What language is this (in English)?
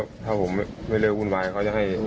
Thai